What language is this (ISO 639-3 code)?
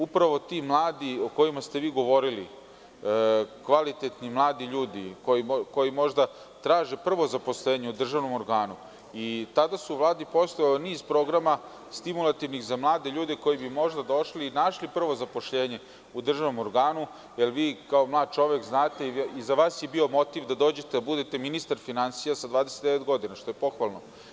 srp